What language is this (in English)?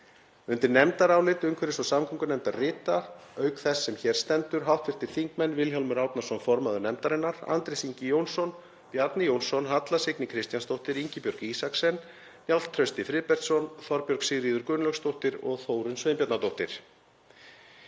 Icelandic